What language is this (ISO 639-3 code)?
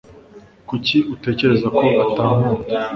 kin